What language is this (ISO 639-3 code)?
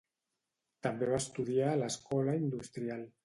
cat